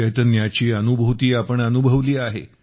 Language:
Marathi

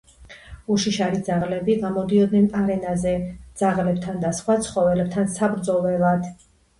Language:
Georgian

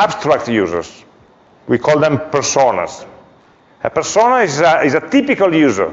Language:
English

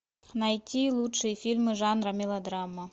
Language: Russian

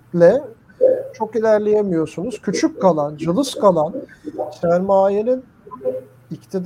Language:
Turkish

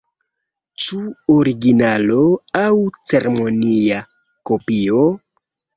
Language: Esperanto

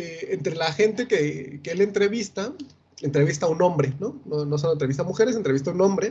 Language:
Spanish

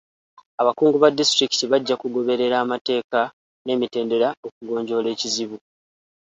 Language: Ganda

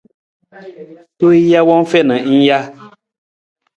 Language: Nawdm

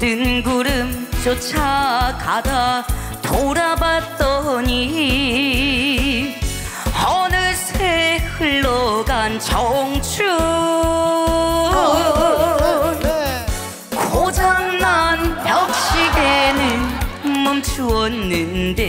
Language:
Korean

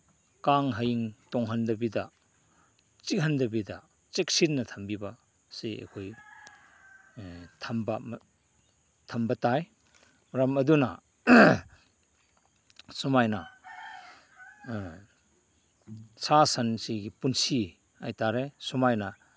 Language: Manipuri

